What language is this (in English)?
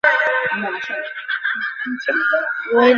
Bangla